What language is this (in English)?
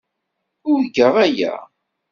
Kabyle